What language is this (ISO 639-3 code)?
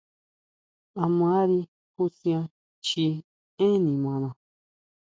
mau